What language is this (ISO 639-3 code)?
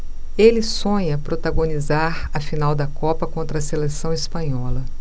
por